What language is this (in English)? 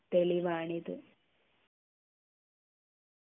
Malayalam